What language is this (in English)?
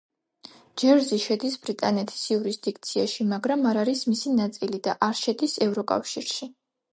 Georgian